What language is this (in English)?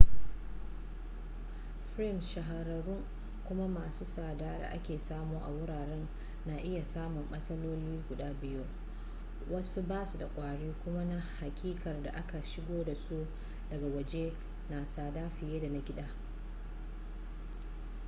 Hausa